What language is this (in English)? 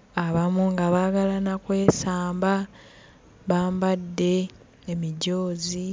Ganda